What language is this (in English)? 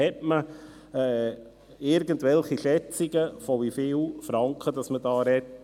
Swiss German